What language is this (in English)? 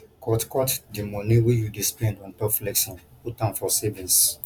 Nigerian Pidgin